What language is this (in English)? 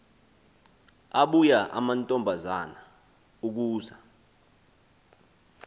Xhosa